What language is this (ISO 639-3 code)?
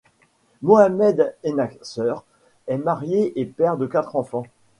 fra